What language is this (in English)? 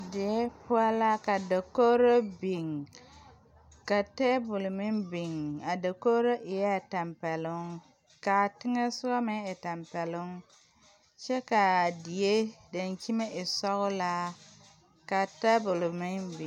Southern Dagaare